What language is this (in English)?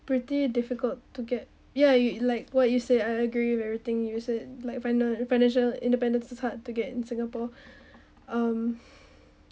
English